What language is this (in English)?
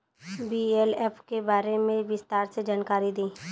Bhojpuri